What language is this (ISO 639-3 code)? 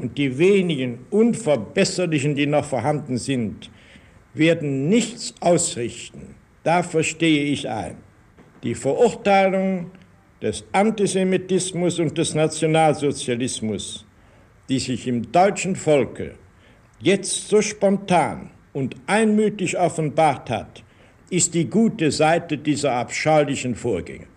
deu